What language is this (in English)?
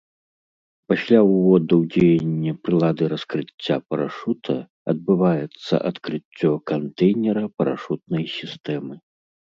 Belarusian